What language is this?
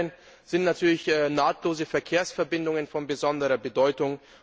German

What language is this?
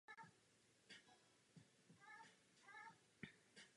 Czech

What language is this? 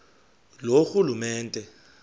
Xhosa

